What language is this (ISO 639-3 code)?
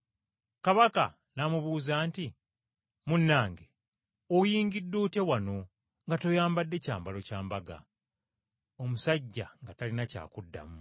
lug